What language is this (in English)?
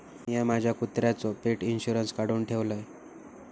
Marathi